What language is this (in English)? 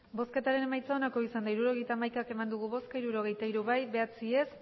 Basque